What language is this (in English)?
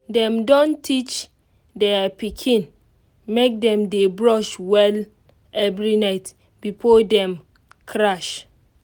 Nigerian Pidgin